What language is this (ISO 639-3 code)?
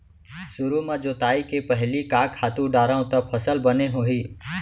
hne